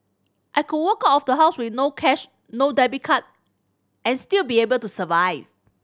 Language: English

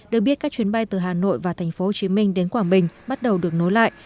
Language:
Vietnamese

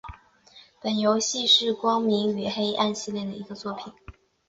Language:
Chinese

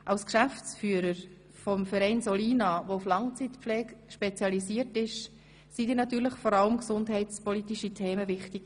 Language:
Swiss German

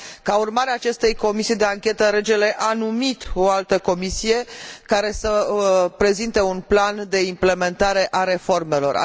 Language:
Romanian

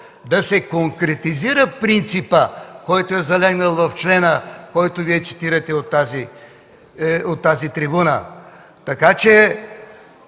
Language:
Bulgarian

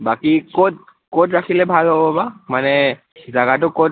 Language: Assamese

